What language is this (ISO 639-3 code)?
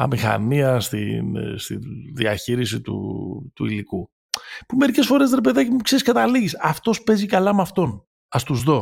ell